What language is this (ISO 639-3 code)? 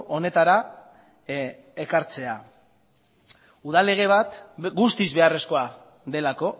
eus